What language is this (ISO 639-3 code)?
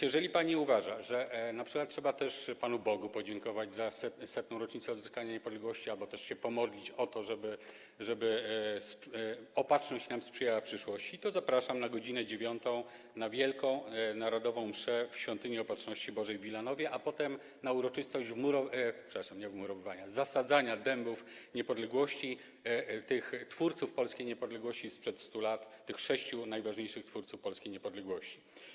pol